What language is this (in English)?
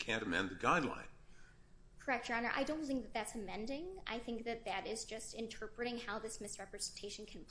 English